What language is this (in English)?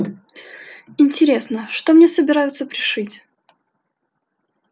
Russian